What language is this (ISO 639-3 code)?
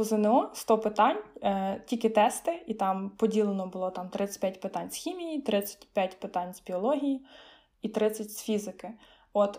ukr